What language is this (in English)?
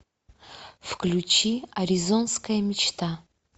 Russian